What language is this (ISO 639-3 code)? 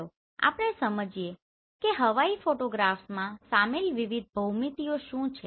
guj